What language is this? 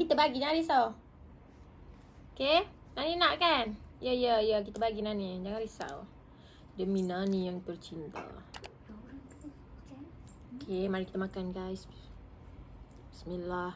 Malay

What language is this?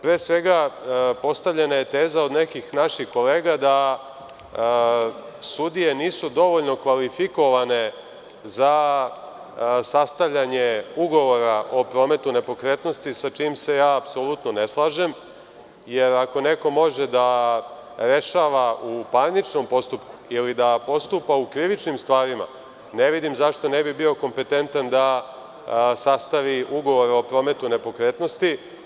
Serbian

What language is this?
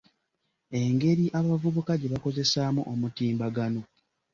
Ganda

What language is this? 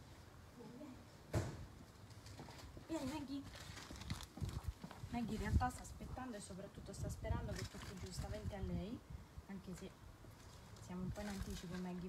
Italian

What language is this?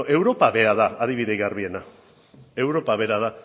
Basque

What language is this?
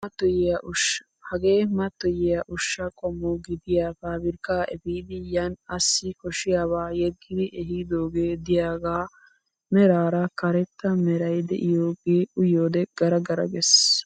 Wolaytta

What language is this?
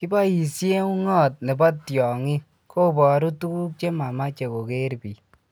Kalenjin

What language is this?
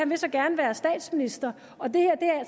Danish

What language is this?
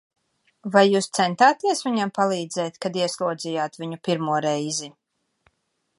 Latvian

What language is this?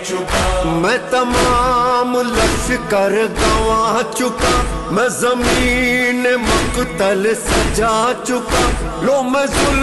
Hindi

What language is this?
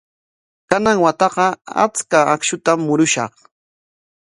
Corongo Ancash Quechua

